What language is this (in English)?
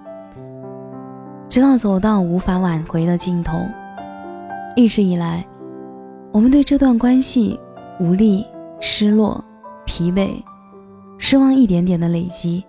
Chinese